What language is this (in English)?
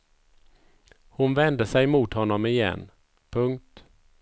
Swedish